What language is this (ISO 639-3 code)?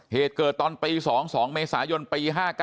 tha